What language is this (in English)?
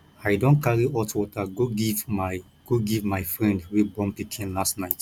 Nigerian Pidgin